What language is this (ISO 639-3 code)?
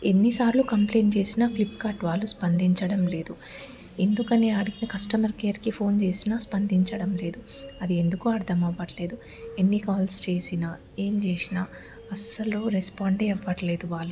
tel